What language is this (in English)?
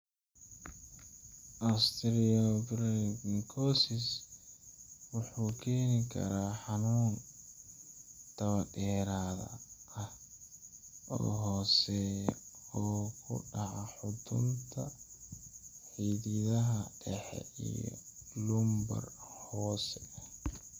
Somali